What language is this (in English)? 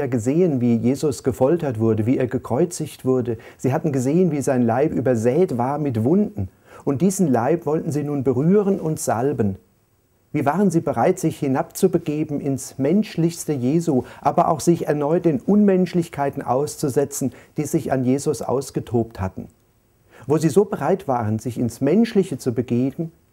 German